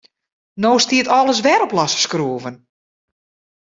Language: Western Frisian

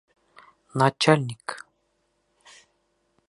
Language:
Bashkir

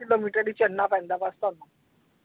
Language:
Punjabi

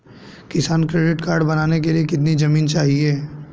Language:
Hindi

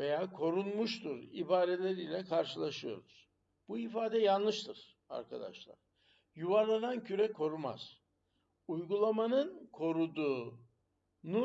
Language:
Turkish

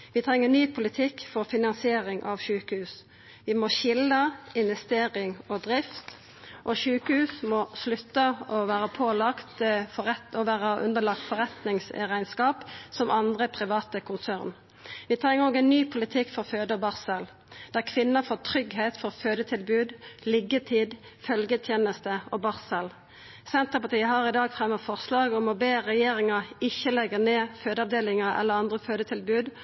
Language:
Norwegian Nynorsk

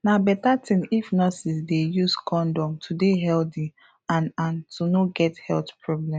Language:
Nigerian Pidgin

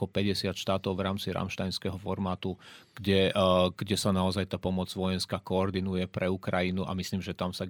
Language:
Czech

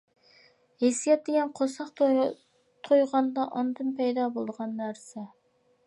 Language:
Uyghur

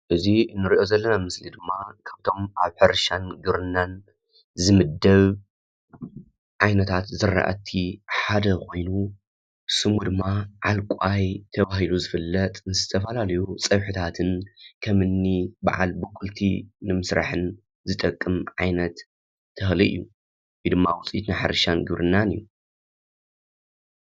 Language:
Tigrinya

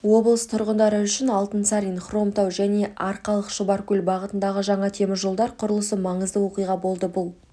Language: Kazakh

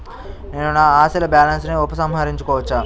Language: Telugu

